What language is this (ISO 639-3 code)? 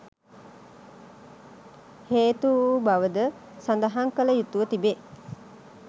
sin